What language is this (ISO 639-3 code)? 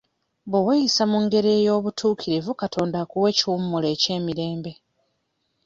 lug